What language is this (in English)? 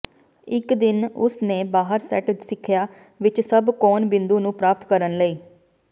Punjabi